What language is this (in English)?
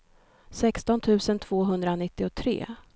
Swedish